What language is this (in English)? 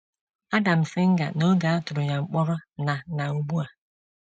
Igbo